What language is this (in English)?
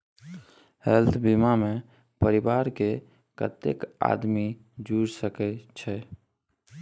Maithili